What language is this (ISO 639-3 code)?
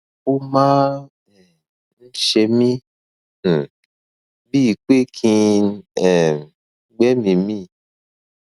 yor